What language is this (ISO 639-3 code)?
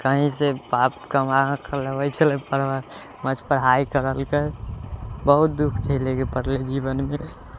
mai